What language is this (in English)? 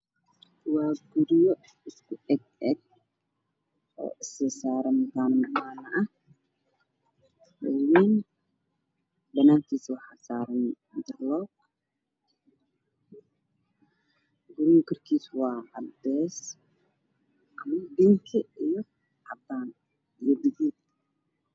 Somali